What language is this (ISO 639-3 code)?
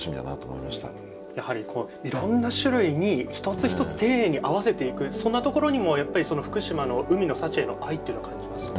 jpn